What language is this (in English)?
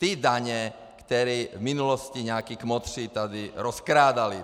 Czech